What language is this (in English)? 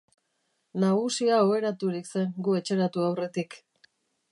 Basque